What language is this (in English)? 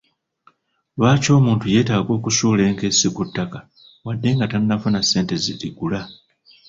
Ganda